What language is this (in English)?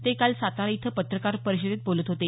Marathi